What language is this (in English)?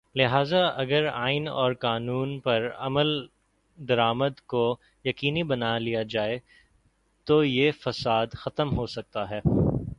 Urdu